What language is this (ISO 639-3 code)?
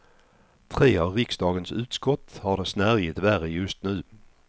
swe